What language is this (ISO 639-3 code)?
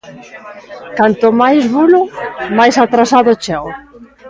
glg